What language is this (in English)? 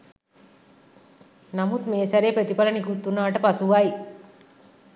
Sinhala